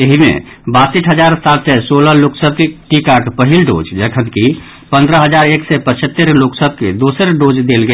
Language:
Maithili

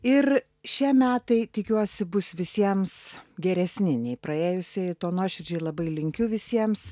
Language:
Lithuanian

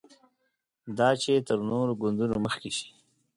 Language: Pashto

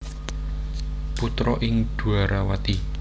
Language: Javanese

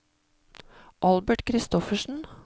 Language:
Norwegian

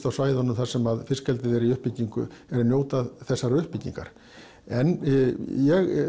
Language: Icelandic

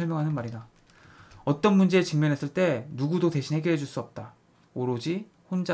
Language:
Korean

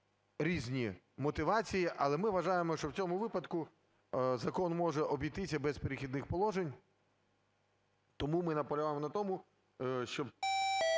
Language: Ukrainian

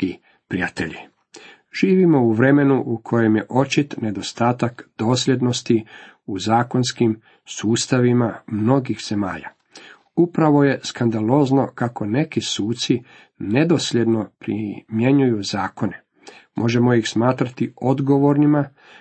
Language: Croatian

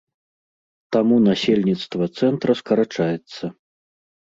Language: Belarusian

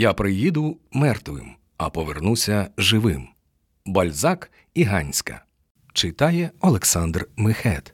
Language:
Ukrainian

